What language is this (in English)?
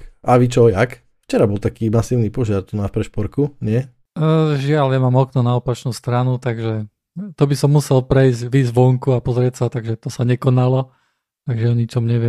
Slovak